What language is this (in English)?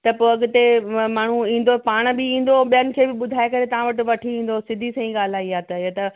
Sindhi